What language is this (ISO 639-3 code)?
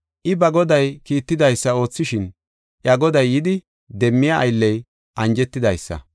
gof